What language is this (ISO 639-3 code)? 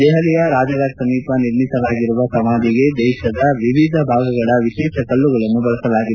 kan